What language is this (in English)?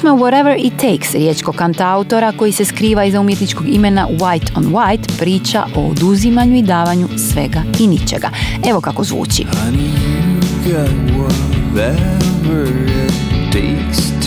Croatian